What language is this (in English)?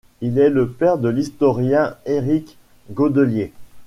French